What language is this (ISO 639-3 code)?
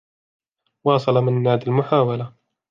ara